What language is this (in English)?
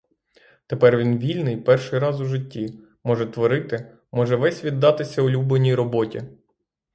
Ukrainian